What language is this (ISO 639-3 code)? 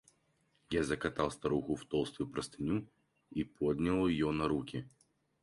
rus